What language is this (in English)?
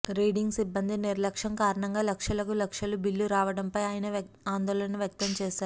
Telugu